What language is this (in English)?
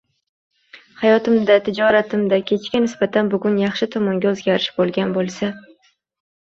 Uzbek